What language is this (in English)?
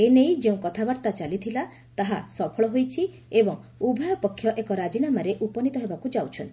Odia